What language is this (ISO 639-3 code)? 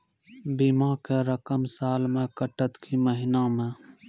mai